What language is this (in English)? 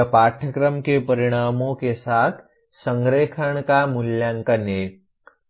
Hindi